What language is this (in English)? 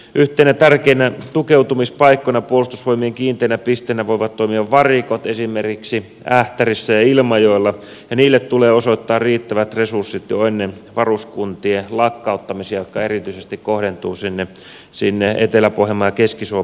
Finnish